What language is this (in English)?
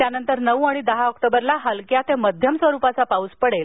Marathi